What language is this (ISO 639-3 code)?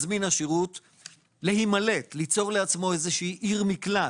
heb